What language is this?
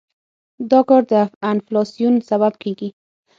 Pashto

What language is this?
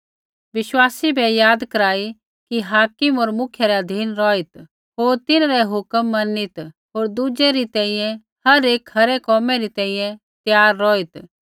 Kullu Pahari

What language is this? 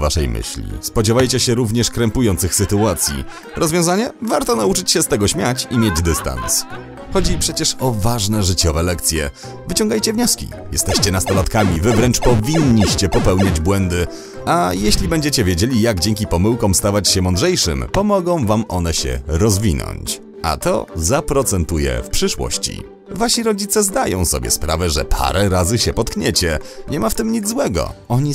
Polish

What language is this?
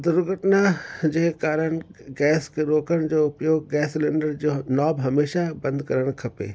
Sindhi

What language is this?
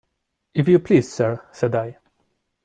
English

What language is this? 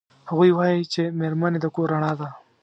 Pashto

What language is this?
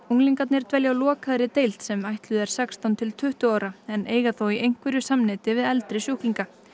Icelandic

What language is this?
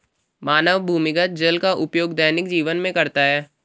Hindi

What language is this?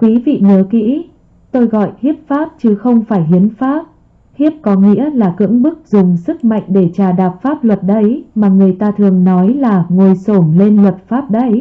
Vietnamese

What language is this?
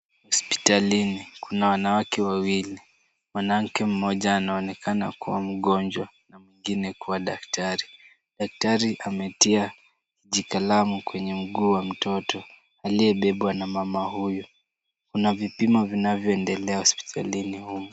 Swahili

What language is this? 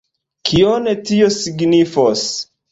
Esperanto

